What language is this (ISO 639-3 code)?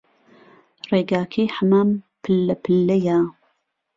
ckb